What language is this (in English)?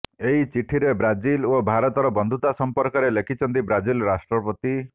Odia